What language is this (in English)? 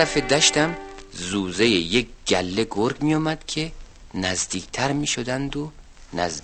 Persian